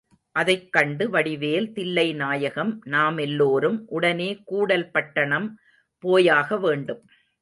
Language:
Tamil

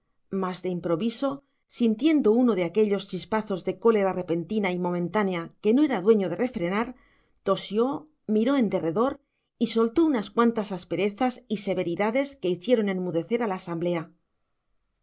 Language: Spanish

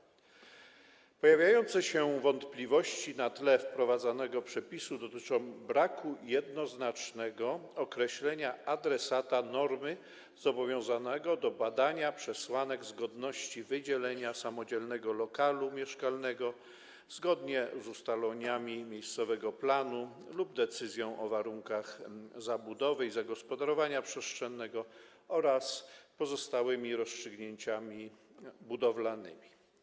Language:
Polish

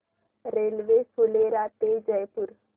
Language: Marathi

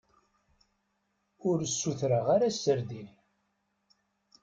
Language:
Kabyle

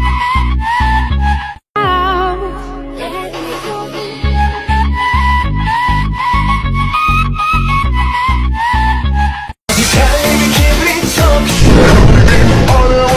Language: Turkish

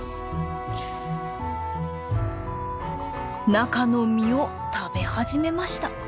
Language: Japanese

